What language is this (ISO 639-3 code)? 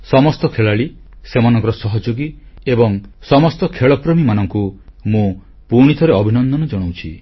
ori